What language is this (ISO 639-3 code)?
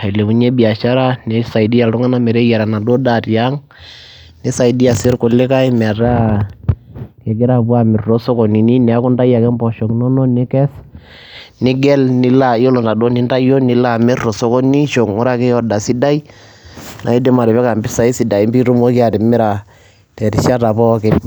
mas